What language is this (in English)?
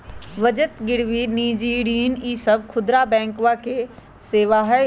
Magahi